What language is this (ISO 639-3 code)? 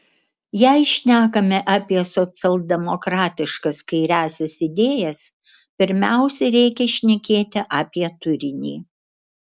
lit